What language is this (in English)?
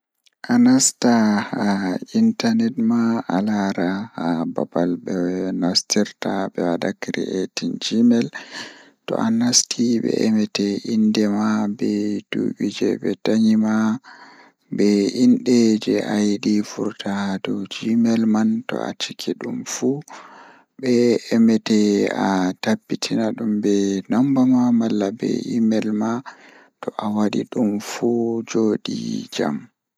Fula